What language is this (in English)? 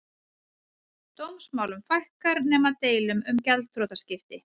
Icelandic